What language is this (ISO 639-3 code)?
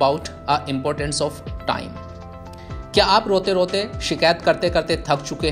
hin